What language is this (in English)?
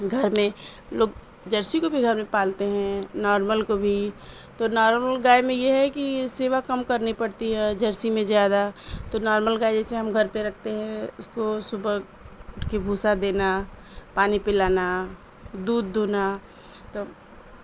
Urdu